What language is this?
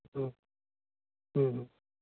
Santali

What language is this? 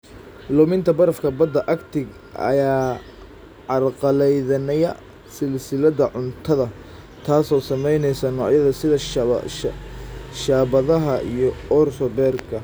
Somali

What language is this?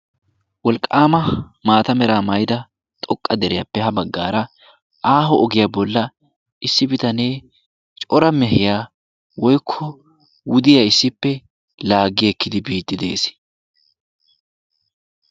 Wolaytta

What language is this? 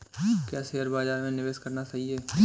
Hindi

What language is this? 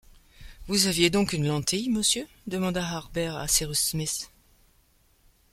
French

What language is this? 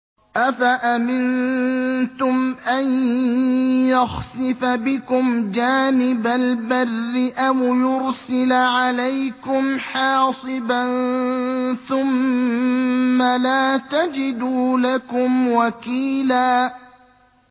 Arabic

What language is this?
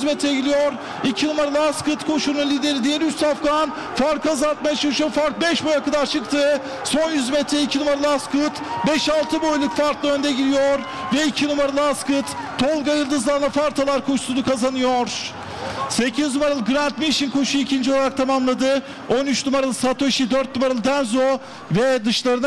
Turkish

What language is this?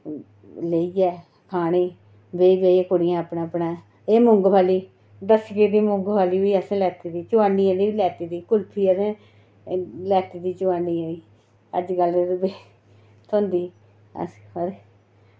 Dogri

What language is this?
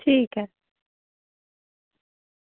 Dogri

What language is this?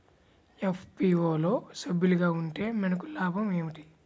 Telugu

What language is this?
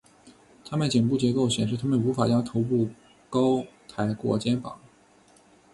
Chinese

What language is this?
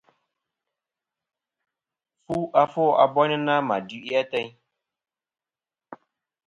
Kom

